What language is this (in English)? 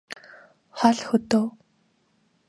Mongolian